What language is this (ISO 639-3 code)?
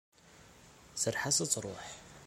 kab